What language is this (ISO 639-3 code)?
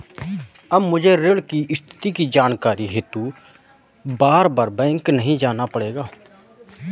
hin